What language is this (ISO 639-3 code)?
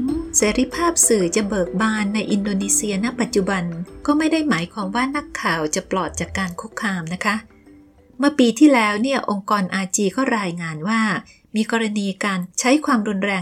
tha